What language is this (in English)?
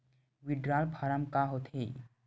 Chhattisgarhi